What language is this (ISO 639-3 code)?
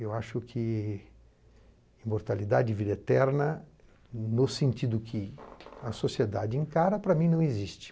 por